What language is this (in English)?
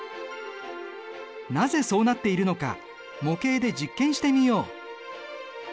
Japanese